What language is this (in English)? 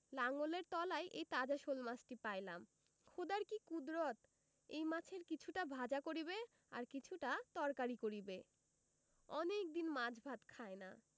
Bangla